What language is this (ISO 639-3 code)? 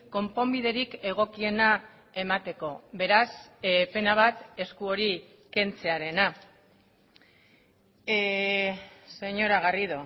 eus